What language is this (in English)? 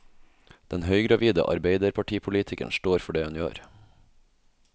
Norwegian